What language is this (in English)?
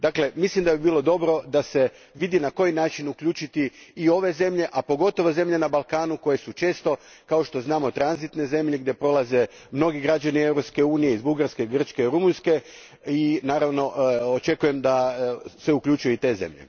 Croatian